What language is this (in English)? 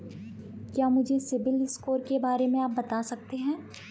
Hindi